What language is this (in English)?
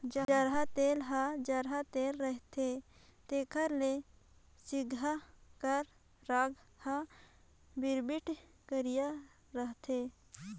Chhattisgarhi